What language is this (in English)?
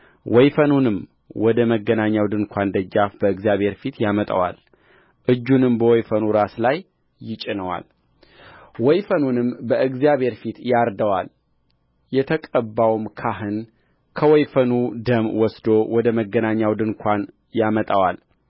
Amharic